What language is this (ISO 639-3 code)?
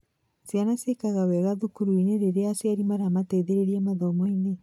kik